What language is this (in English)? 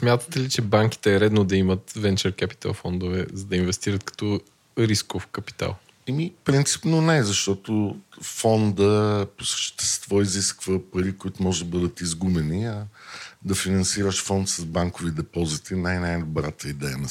Bulgarian